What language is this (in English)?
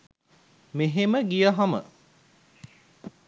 Sinhala